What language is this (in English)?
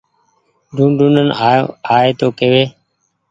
Goaria